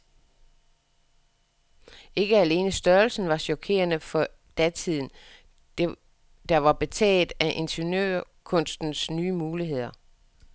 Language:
Danish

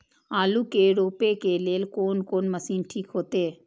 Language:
Maithili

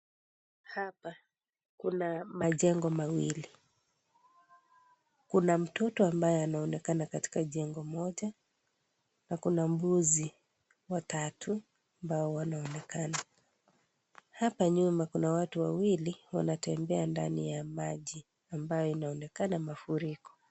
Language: Swahili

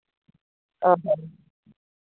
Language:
Santali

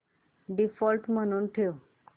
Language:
Marathi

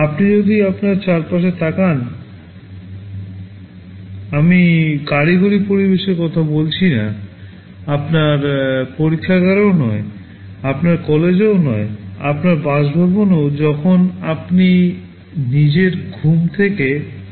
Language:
Bangla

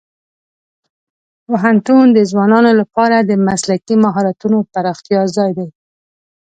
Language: Pashto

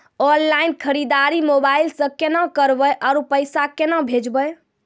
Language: Maithili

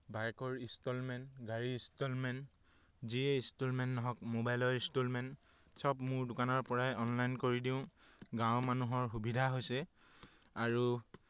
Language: Assamese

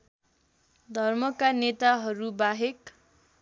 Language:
Nepali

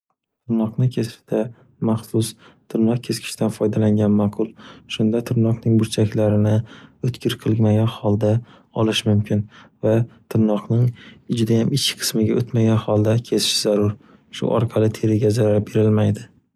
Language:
Uzbek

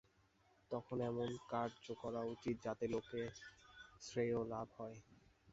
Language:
Bangla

